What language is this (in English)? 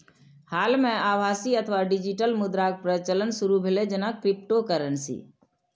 Maithili